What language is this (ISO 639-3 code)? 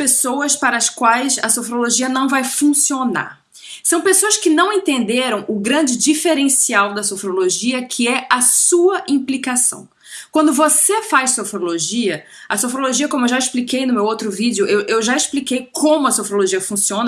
por